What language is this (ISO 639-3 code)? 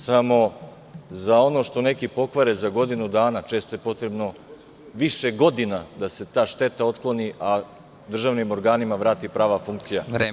srp